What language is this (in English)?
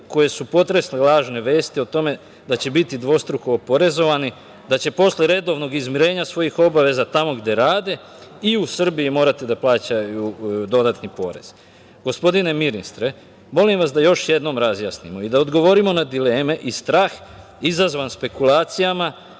Serbian